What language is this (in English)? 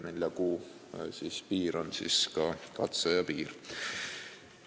Estonian